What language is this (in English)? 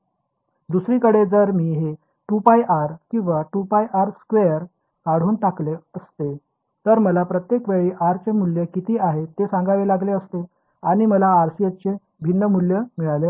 Marathi